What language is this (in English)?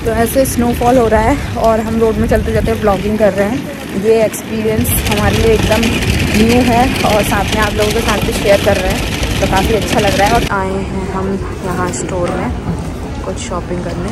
Hindi